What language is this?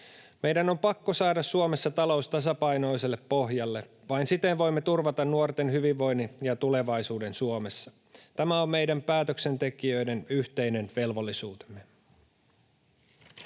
Finnish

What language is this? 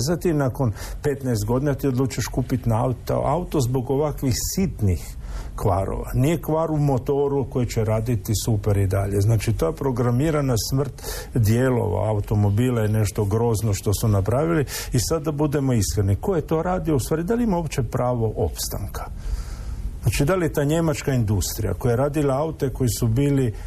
Croatian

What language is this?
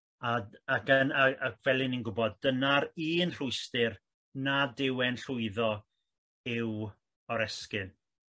Welsh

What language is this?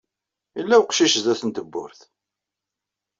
Kabyle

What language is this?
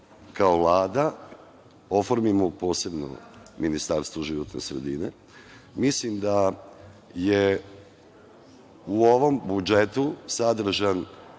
Serbian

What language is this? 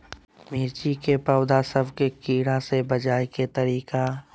Magahi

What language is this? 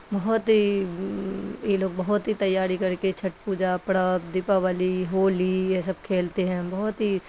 Urdu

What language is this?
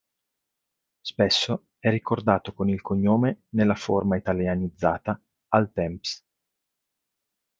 Italian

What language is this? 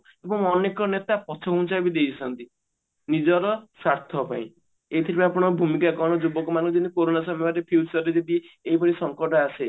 Odia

